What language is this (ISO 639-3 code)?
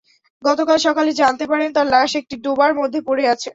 ben